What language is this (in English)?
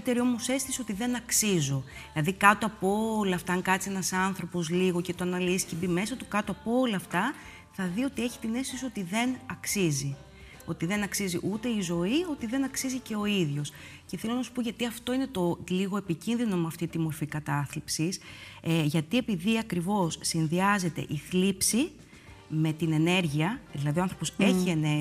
Greek